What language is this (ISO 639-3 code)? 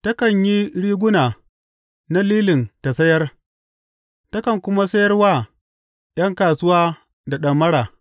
hau